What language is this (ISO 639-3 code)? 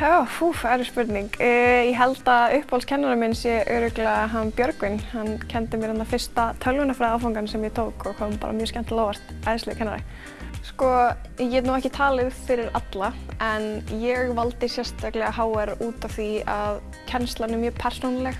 isl